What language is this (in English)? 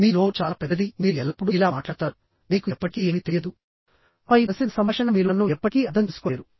Telugu